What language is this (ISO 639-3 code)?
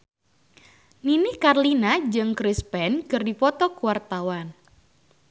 sun